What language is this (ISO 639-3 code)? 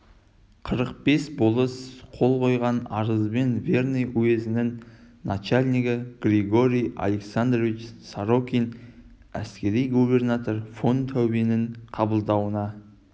kaz